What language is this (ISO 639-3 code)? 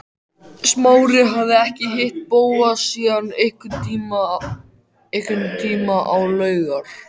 isl